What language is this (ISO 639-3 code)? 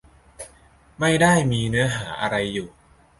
tha